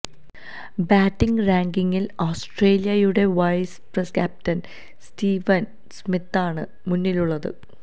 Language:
Malayalam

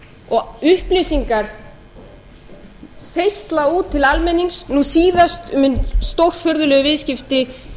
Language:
Icelandic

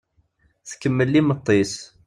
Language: Kabyle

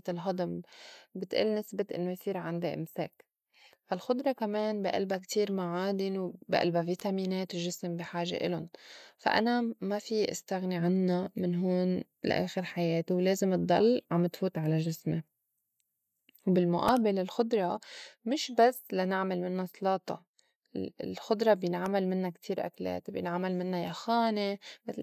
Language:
North Levantine Arabic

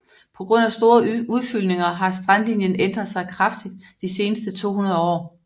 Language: Danish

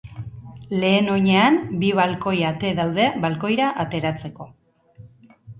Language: Basque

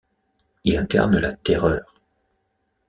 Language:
French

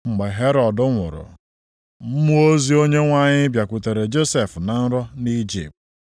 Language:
Igbo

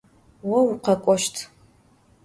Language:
Adyghe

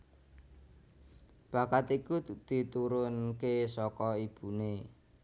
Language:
Javanese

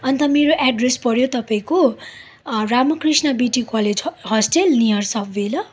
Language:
Nepali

